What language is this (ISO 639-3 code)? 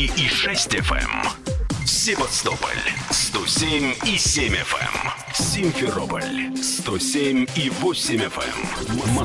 rus